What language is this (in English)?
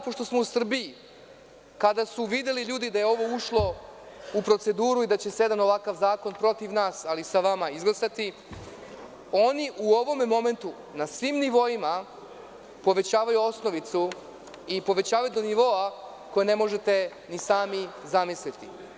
Serbian